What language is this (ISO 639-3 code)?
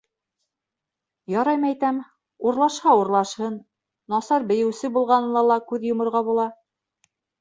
bak